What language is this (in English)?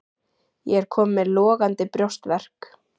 Icelandic